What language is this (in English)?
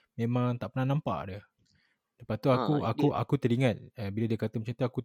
Malay